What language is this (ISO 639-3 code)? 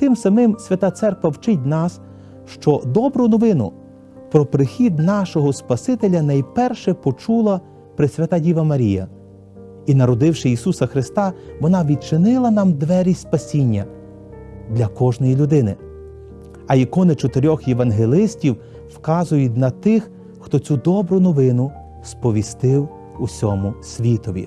ukr